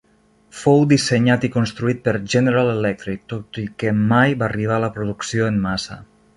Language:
Catalan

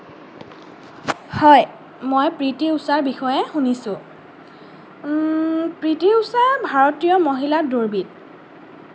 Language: Assamese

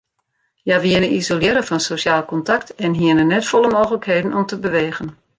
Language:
Western Frisian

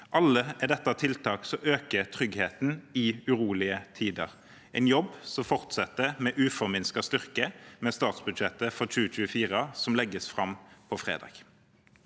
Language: Norwegian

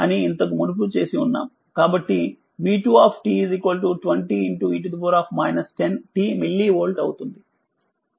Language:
Telugu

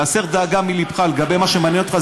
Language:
Hebrew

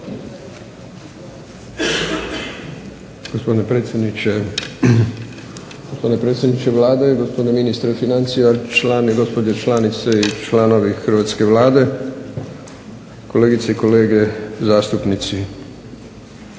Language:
Croatian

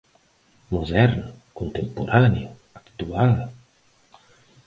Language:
Galician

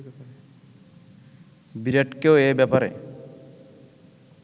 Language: Bangla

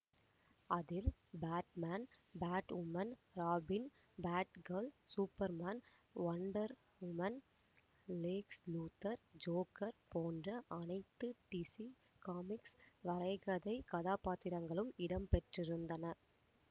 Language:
Tamil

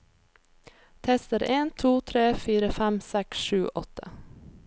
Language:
Norwegian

